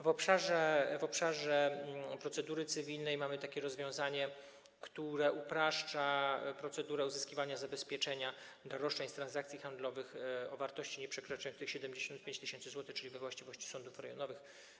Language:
Polish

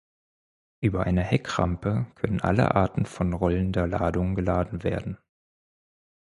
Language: German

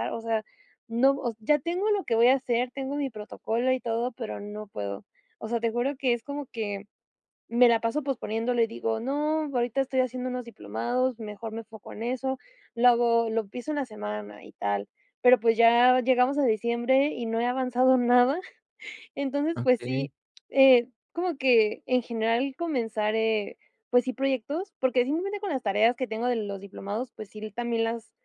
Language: Spanish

